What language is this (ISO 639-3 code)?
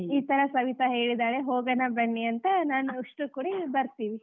kan